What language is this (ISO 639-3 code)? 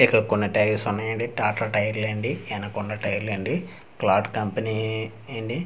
tel